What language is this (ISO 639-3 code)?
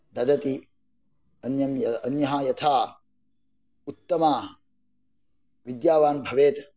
san